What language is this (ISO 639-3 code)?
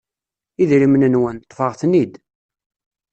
kab